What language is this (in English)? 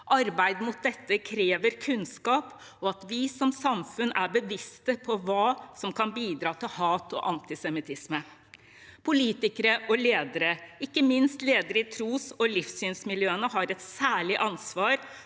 Norwegian